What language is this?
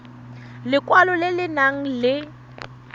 Tswana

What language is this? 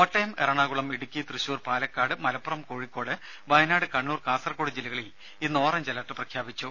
Malayalam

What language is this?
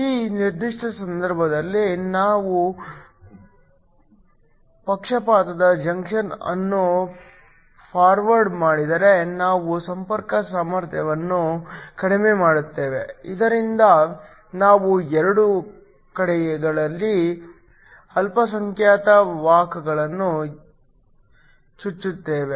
Kannada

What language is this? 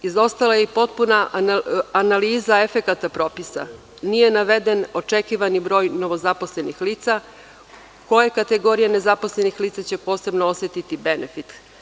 Serbian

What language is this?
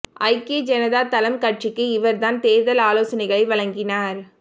Tamil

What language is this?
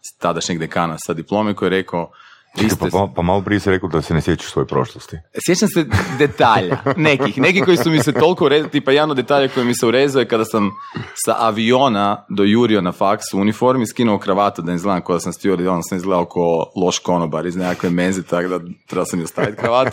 Croatian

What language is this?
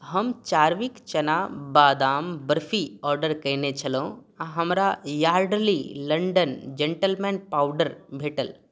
Maithili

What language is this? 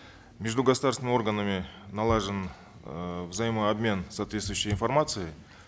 Kazakh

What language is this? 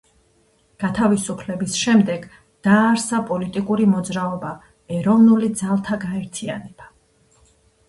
Georgian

